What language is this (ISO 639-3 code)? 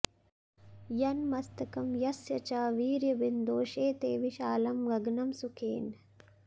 san